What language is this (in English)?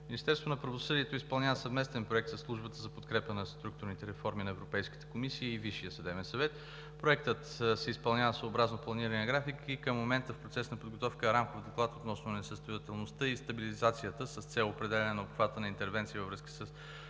Bulgarian